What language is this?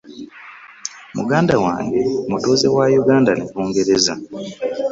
Ganda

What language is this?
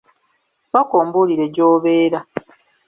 Ganda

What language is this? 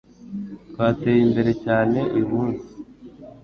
Kinyarwanda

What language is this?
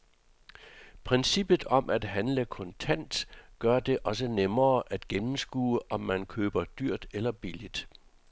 Danish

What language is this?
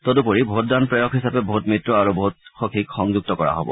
Assamese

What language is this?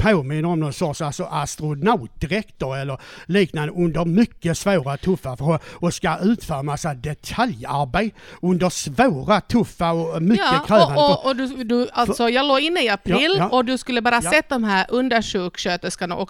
Swedish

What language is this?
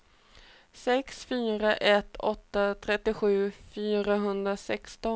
Swedish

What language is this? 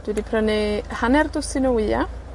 Welsh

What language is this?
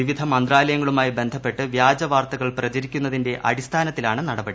Malayalam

